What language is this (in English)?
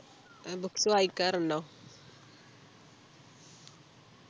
Malayalam